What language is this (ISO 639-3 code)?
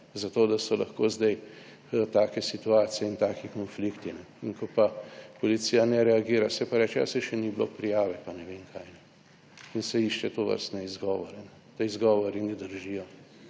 slv